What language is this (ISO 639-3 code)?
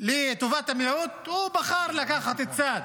heb